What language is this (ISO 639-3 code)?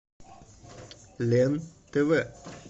rus